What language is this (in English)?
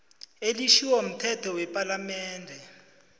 South Ndebele